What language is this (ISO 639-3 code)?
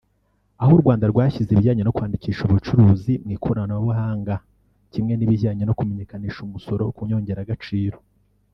kin